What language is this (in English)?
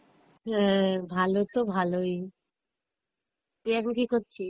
Bangla